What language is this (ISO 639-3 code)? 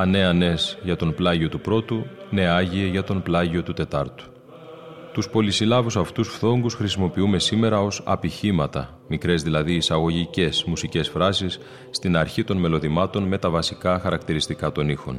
ell